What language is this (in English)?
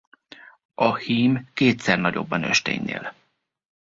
Hungarian